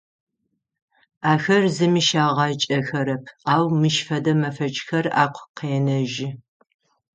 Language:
Adyghe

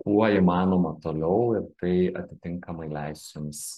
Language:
Lithuanian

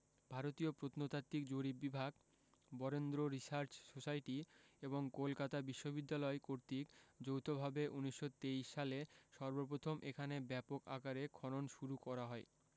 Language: Bangla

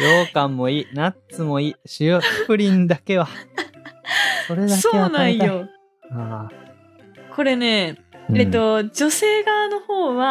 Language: Japanese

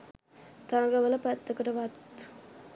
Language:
Sinhala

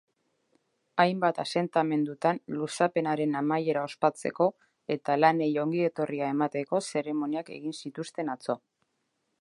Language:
Basque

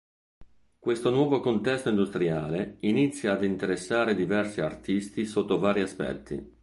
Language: Italian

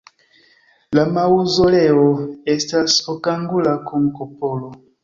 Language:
Esperanto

